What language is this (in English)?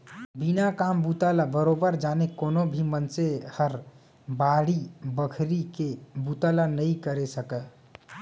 Chhattisgarhi